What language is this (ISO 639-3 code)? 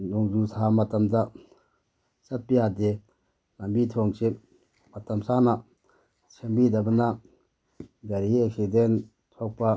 mni